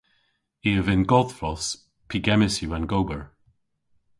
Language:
Cornish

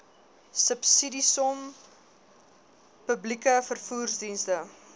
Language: Afrikaans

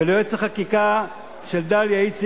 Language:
Hebrew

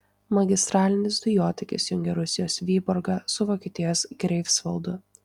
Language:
Lithuanian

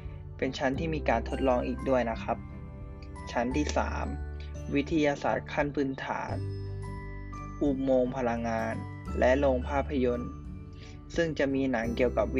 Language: Thai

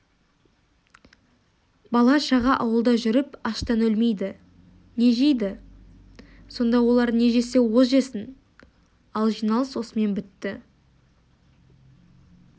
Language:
Kazakh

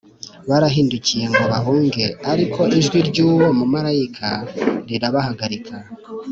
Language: Kinyarwanda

